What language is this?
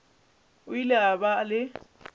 Northern Sotho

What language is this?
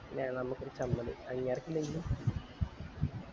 Malayalam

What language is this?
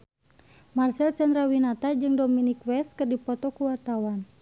Sundanese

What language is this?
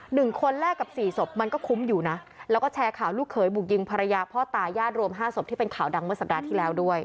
Thai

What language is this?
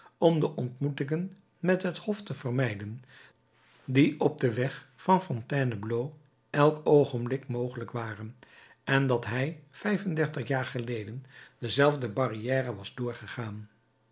Dutch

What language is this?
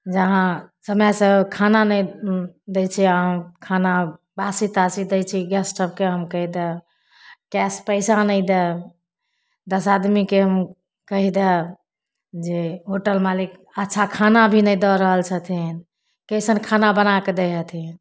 Maithili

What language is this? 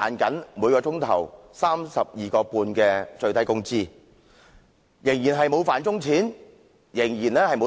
Cantonese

